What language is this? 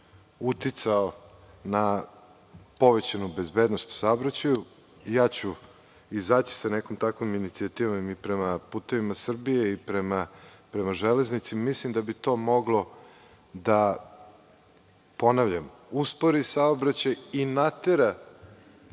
Serbian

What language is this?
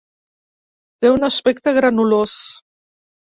Catalan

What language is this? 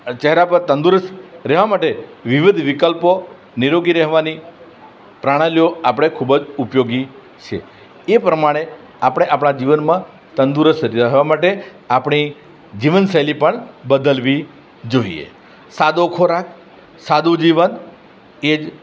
Gujarati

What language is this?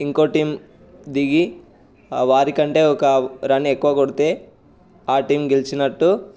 Telugu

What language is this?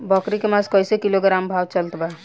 Bhojpuri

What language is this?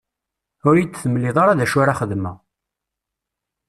Kabyle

